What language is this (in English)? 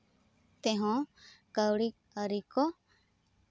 Santali